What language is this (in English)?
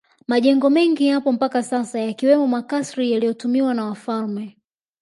Swahili